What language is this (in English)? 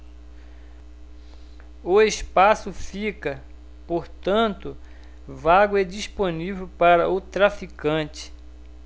Portuguese